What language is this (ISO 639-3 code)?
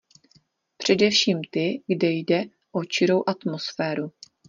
ces